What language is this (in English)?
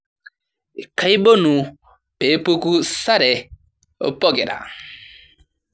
Masai